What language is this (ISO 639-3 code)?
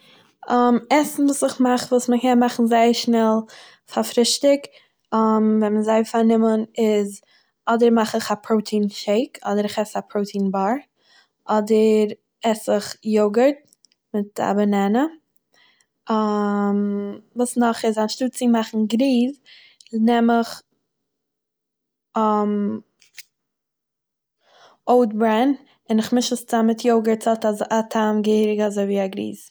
yid